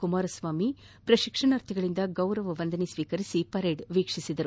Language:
Kannada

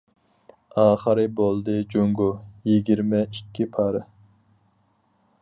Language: Uyghur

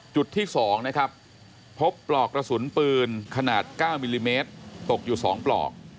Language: Thai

